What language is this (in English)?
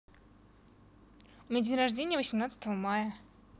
Russian